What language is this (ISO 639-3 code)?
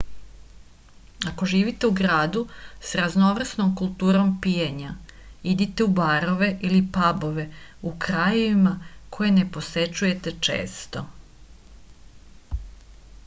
srp